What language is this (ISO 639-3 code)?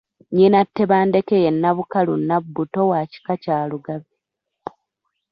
lug